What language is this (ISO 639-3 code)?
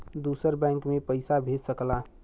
bho